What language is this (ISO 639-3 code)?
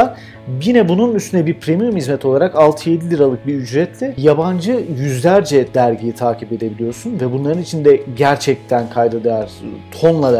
tur